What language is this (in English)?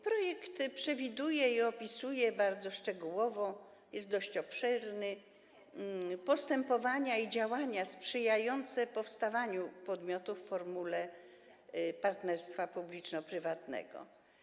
Polish